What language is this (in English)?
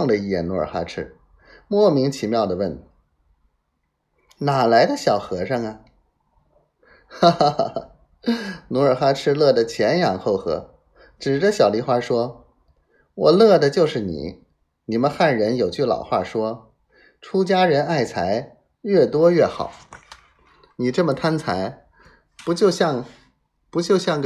Chinese